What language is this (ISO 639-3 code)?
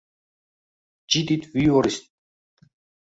uzb